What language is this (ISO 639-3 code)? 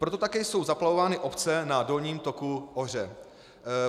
ces